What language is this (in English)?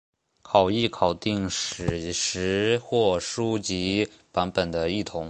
Chinese